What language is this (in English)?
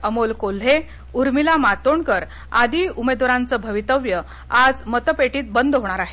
Marathi